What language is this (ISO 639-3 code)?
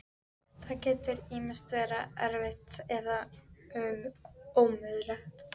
isl